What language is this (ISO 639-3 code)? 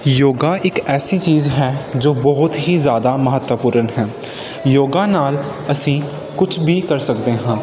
pan